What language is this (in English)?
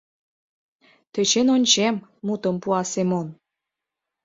Mari